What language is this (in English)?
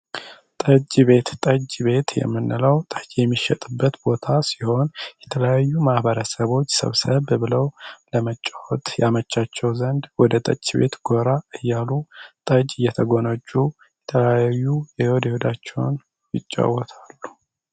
Amharic